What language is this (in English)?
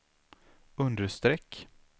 Swedish